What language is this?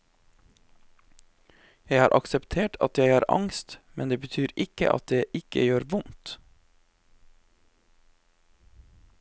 Norwegian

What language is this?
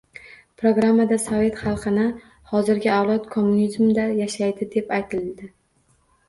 Uzbek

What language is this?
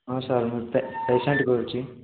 Odia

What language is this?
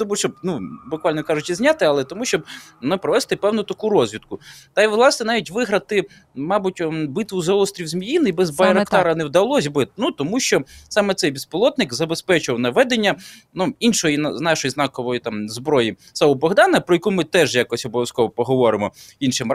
Ukrainian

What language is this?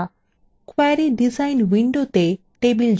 Bangla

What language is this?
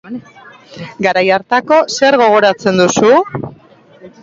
Basque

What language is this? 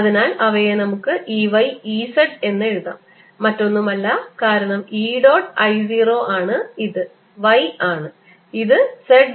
Malayalam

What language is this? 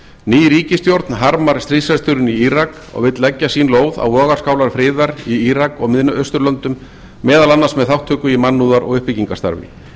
Icelandic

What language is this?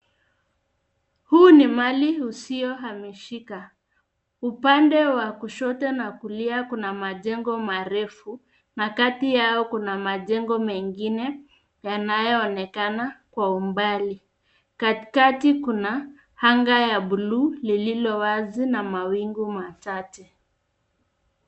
Swahili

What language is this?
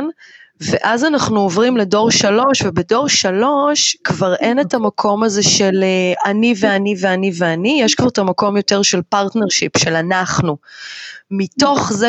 Hebrew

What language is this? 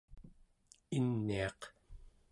Central Yupik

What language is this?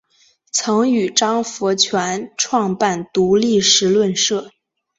Chinese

